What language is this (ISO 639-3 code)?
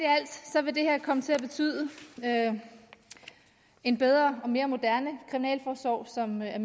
dan